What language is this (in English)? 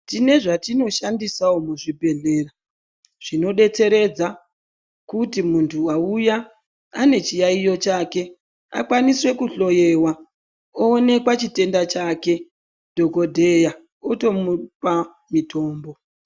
Ndau